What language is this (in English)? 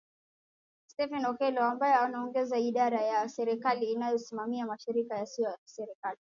Swahili